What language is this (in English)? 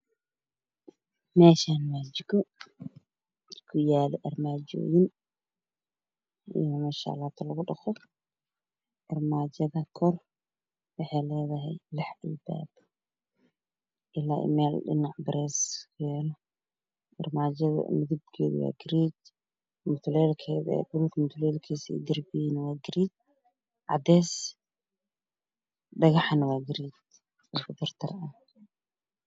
Somali